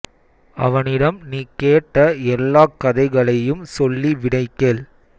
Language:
Tamil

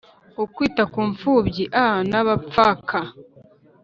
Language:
Kinyarwanda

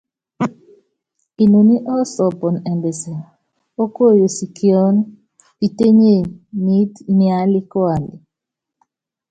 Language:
Yangben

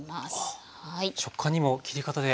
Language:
Japanese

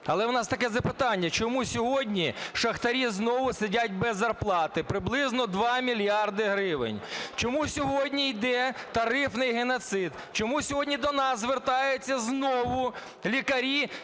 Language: Ukrainian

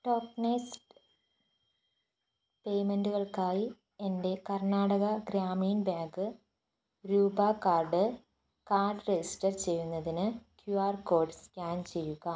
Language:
Malayalam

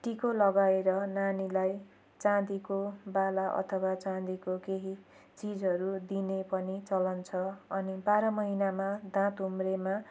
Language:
Nepali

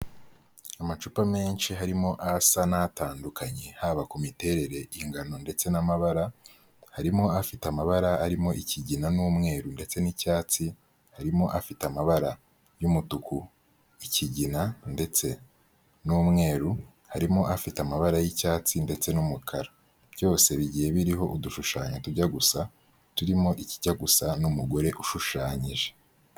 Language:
Kinyarwanda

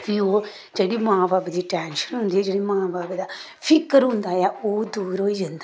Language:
Dogri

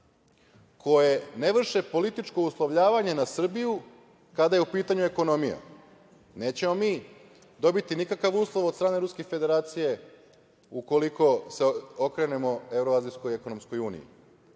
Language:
Serbian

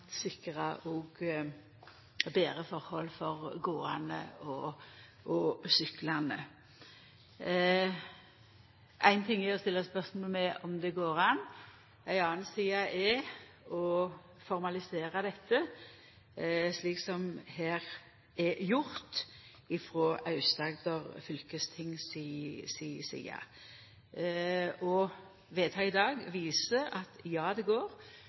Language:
Norwegian Nynorsk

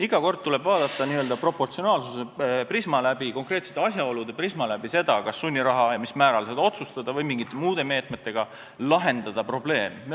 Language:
Estonian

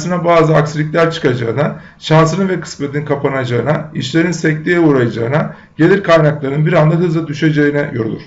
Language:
Turkish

